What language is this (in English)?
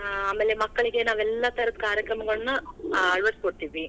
Kannada